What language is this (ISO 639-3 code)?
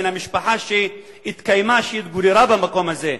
heb